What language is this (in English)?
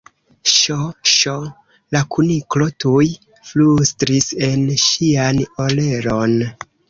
Esperanto